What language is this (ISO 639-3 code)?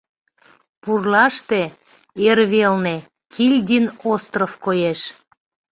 chm